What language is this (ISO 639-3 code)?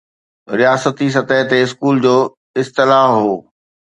snd